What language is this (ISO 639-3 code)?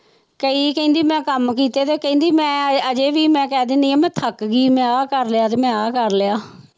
pan